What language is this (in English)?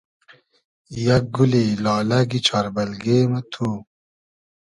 Hazaragi